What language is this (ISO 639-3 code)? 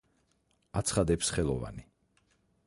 kat